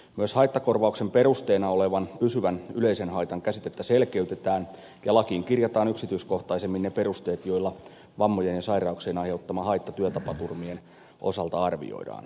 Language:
Finnish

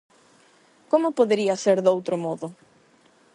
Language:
Galician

